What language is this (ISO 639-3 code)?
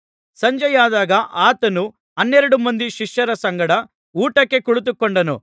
kan